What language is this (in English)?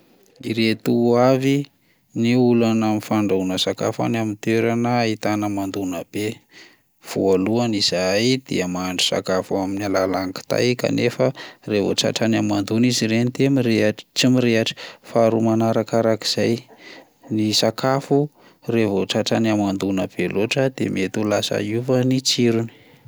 Malagasy